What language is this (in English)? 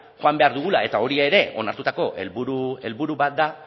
Basque